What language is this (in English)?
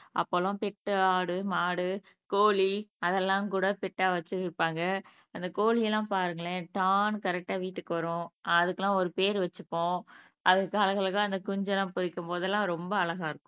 Tamil